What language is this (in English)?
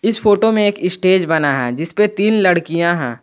Hindi